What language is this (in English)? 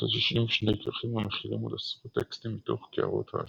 Hebrew